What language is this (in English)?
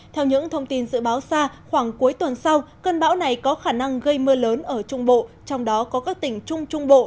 Vietnamese